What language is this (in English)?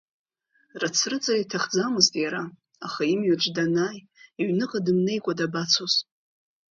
Abkhazian